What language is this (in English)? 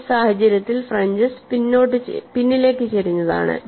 Malayalam